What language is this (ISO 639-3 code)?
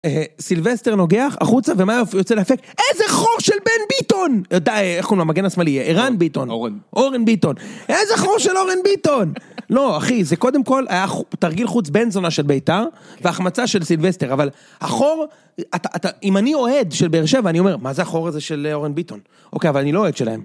heb